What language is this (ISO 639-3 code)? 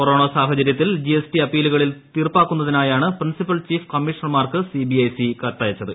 mal